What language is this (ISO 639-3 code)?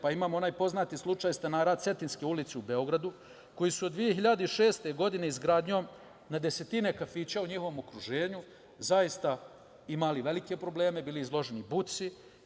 srp